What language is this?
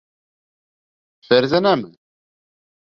Bashkir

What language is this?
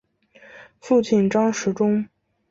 Chinese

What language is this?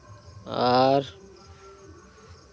Santali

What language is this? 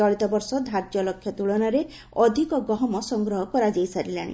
Odia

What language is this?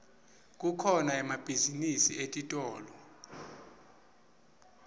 Swati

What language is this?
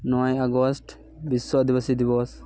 Santali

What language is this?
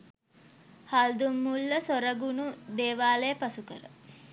Sinhala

